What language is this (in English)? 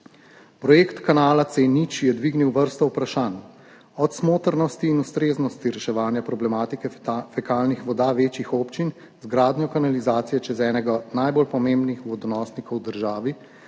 Slovenian